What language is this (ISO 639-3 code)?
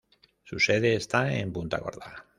spa